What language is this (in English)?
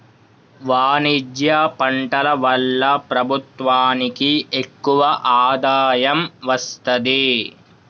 Telugu